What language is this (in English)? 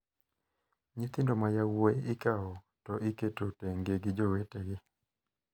Luo (Kenya and Tanzania)